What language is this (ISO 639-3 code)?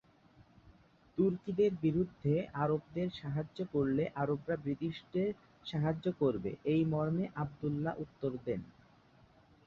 ben